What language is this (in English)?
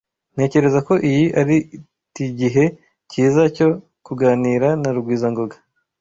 Kinyarwanda